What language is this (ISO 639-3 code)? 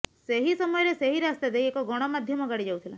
ori